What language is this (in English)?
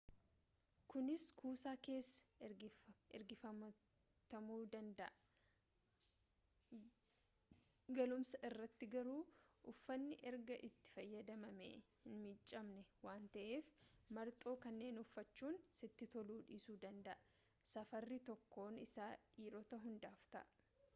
Oromo